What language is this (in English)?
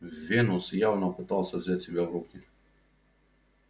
Russian